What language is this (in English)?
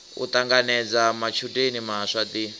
Venda